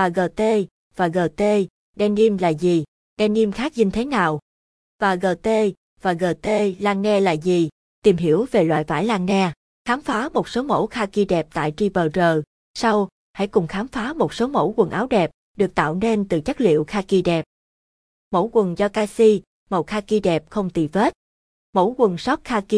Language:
Vietnamese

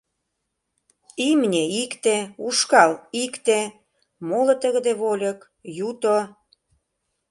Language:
Mari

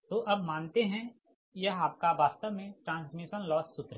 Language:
Hindi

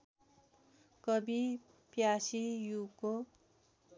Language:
Nepali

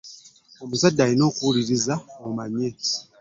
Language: Ganda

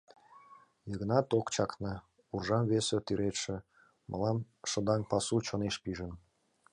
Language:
Mari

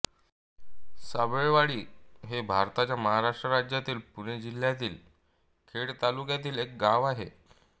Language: Marathi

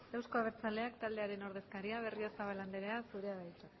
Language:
Basque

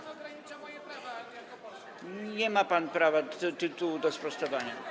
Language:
Polish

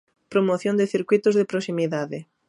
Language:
Galician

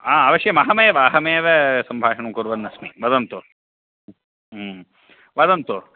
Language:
Sanskrit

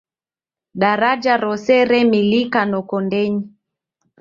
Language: Taita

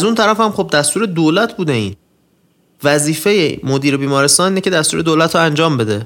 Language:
Persian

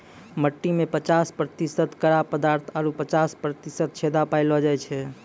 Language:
Maithili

